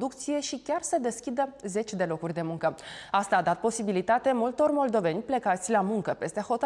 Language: Romanian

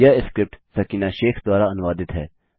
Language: Hindi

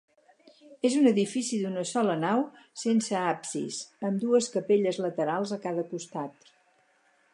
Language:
Catalan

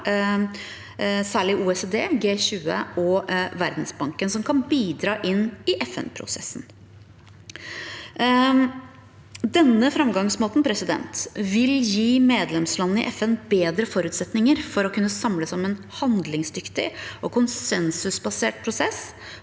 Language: Norwegian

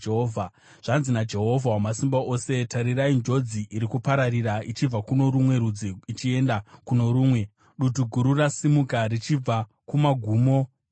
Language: Shona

